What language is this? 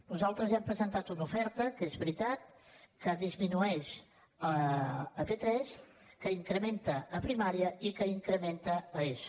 Catalan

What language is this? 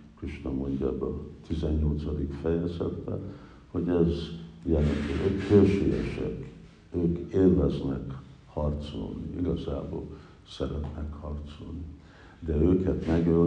Hungarian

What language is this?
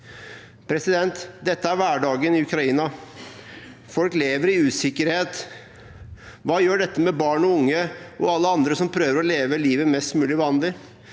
Norwegian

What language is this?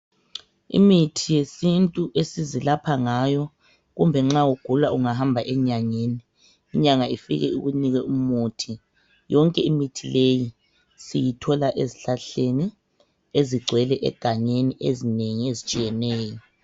North Ndebele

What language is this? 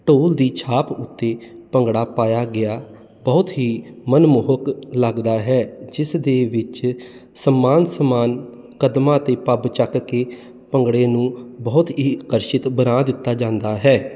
Punjabi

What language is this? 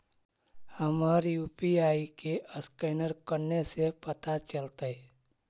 Magahi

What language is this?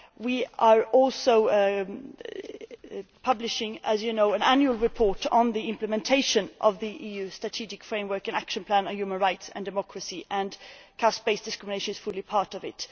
English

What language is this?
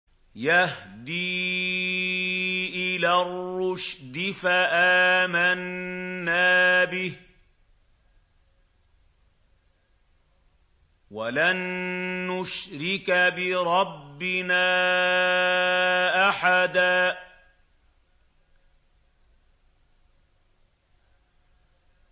Arabic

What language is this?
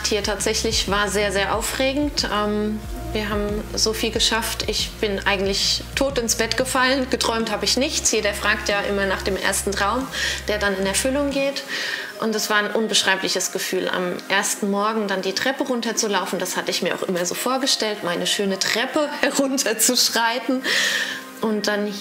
German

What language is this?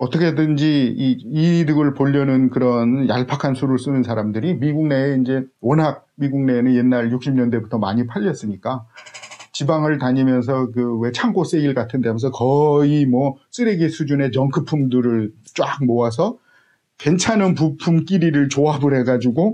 Korean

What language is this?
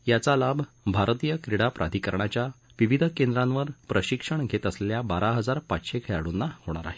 Marathi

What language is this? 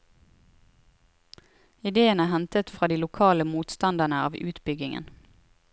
Norwegian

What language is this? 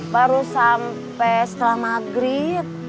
Indonesian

